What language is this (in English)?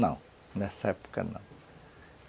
Portuguese